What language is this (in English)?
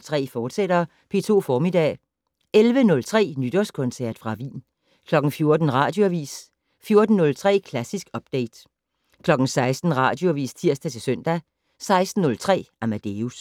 Danish